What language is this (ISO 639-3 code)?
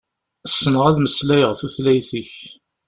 kab